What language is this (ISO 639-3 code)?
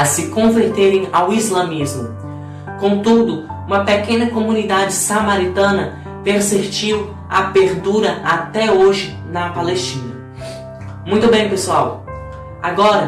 por